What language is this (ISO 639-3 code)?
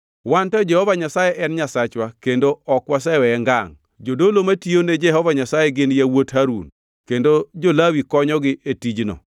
luo